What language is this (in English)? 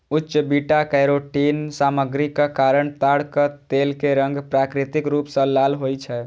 Maithili